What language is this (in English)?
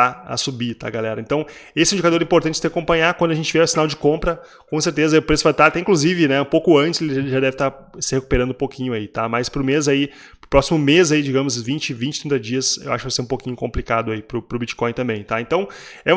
Portuguese